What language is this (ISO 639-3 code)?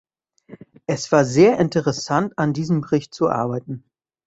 deu